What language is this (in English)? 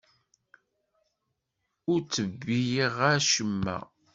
Kabyle